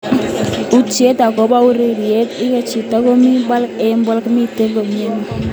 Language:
Kalenjin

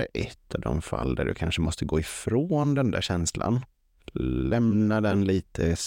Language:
Swedish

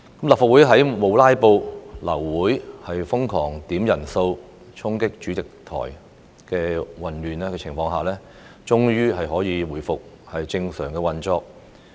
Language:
Cantonese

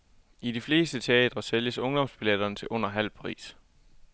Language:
Danish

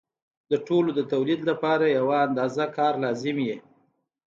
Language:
Pashto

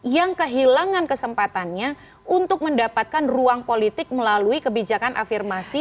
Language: Indonesian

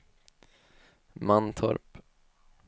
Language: Swedish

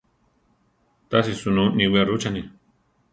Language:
Central Tarahumara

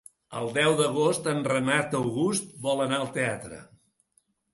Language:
Catalan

